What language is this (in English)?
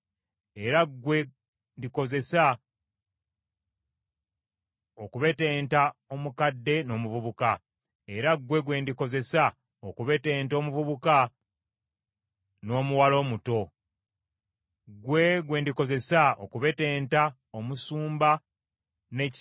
Ganda